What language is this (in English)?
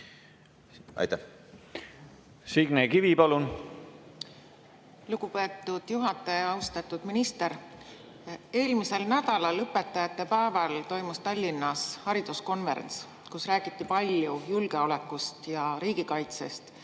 Estonian